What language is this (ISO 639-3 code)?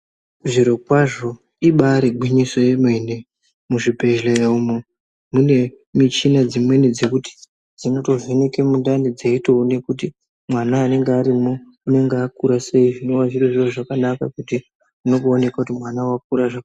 ndc